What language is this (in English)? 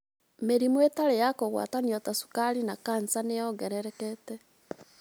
Kikuyu